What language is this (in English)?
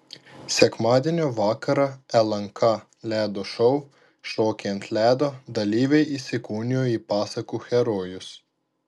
Lithuanian